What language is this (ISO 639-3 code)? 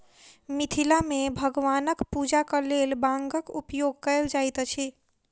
mai